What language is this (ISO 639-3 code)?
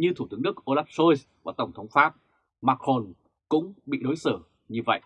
vie